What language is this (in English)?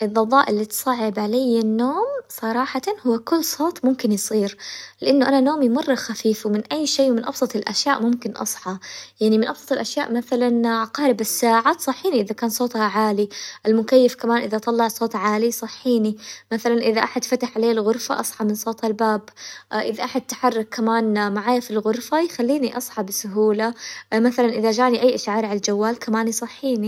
Hijazi Arabic